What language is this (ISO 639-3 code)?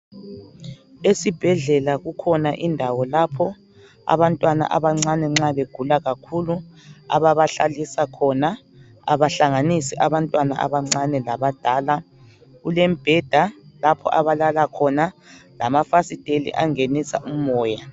nde